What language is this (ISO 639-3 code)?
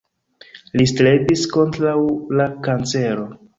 epo